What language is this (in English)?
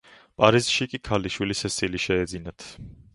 Georgian